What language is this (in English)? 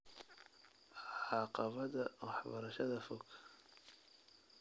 Somali